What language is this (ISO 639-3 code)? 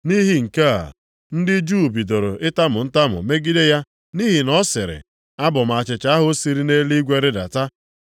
ibo